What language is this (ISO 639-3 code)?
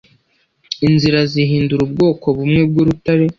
kin